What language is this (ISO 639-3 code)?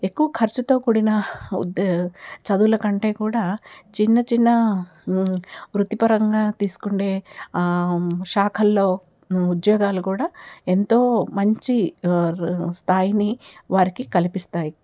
tel